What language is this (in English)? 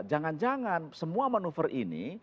Indonesian